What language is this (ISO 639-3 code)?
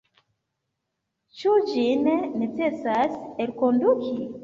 epo